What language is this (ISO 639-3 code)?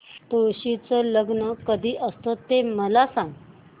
mar